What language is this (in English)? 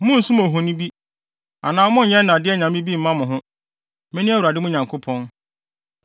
Akan